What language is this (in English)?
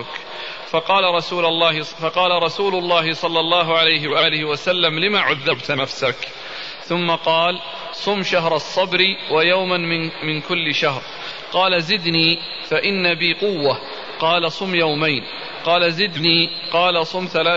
Arabic